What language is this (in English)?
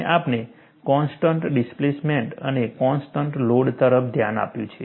Gujarati